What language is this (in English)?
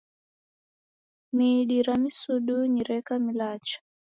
Taita